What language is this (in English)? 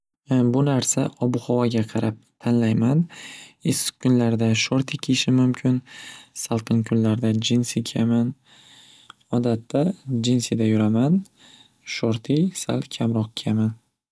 Uzbek